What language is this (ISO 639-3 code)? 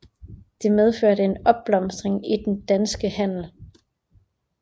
dan